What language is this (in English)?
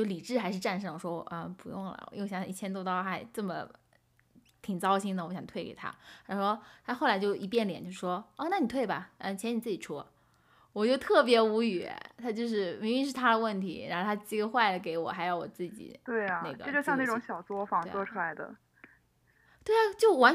Chinese